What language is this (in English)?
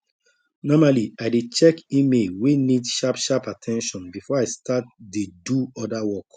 Nigerian Pidgin